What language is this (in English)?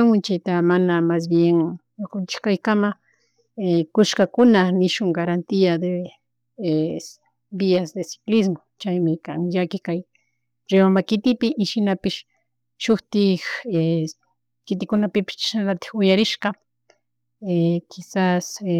Chimborazo Highland Quichua